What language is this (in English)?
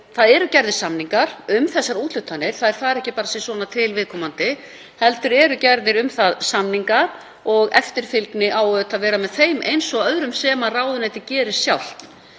Icelandic